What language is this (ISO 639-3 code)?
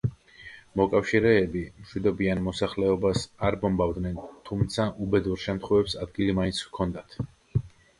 kat